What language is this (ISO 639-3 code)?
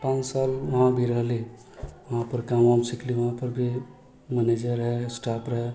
mai